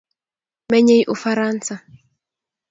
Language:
Kalenjin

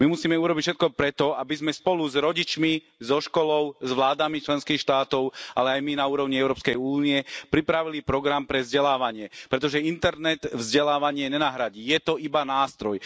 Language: Slovak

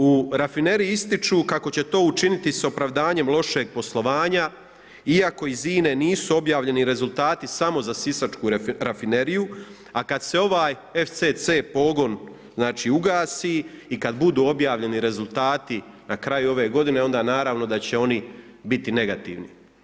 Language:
Croatian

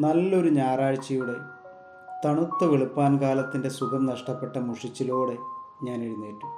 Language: Malayalam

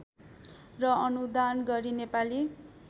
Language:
Nepali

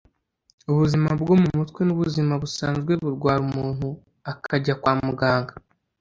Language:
Kinyarwanda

